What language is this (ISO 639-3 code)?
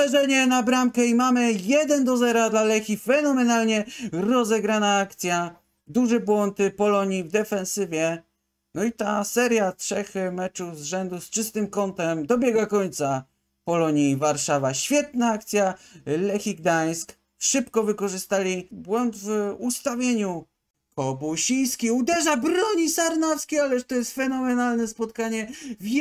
pol